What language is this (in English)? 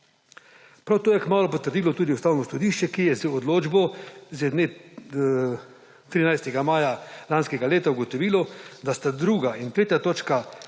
Slovenian